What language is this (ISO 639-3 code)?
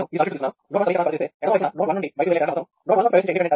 tel